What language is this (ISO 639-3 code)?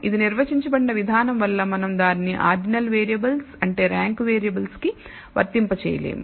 tel